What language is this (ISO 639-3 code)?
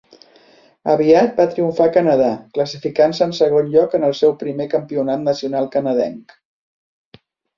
cat